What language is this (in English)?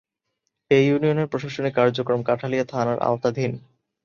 Bangla